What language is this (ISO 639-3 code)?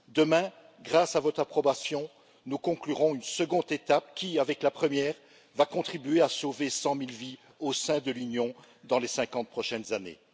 fra